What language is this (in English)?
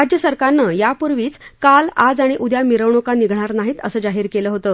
Marathi